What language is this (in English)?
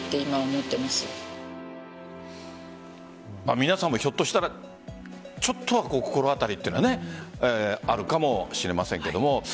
Japanese